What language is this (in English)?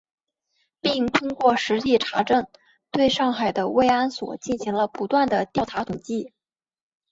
Chinese